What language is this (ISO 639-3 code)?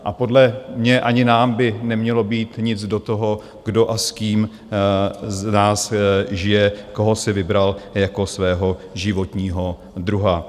ces